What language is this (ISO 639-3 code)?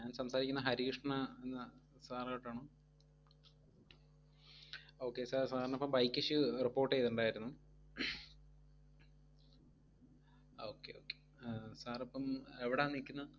mal